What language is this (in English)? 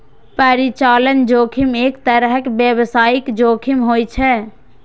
Maithili